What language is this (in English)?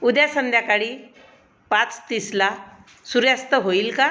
Marathi